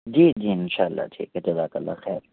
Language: Urdu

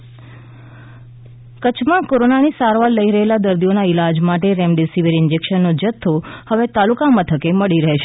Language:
Gujarati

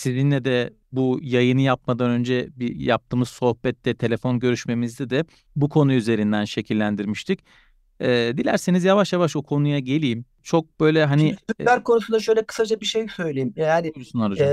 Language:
Turkish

